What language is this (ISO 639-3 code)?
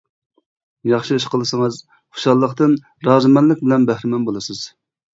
uig